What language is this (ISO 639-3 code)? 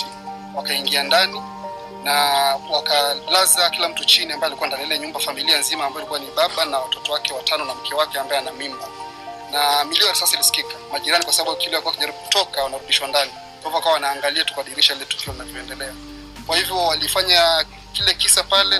swa